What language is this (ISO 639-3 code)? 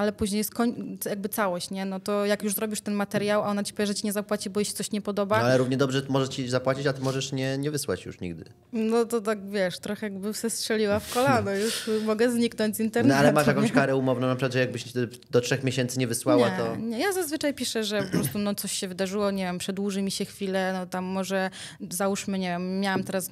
pol